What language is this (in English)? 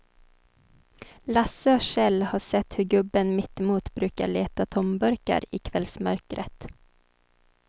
Swedish